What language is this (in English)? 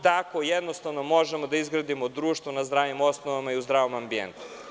Serbian